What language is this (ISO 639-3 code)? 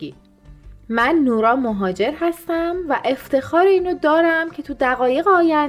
fas